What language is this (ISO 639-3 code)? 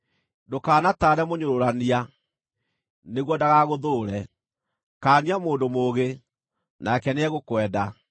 kik